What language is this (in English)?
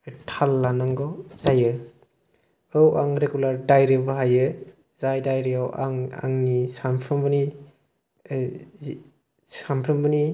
Bodo